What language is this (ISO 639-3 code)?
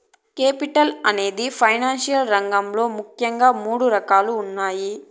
tel